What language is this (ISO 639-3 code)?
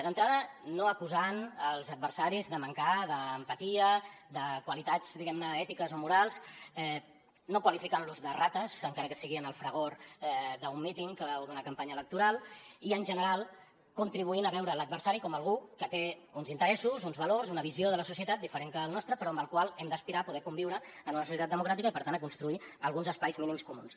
cat